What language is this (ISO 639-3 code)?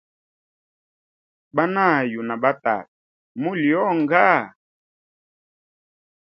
hem